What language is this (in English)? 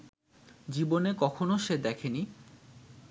Bangla